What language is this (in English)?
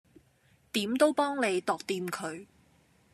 Cantonese